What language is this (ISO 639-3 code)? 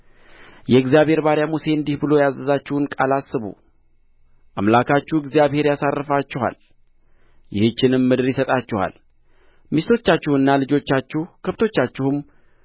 amh